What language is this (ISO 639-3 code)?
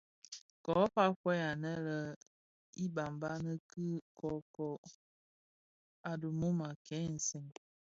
ksf